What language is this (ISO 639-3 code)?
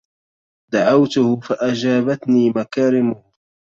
ara